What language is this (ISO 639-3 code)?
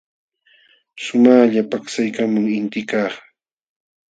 qxw